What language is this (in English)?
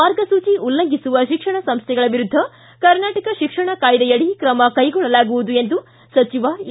Kannada